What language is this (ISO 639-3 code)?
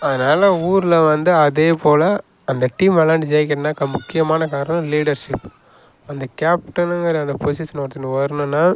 tam